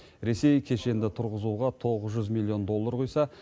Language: Kazakh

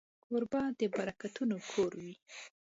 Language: Pashto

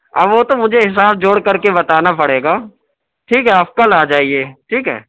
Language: Urdu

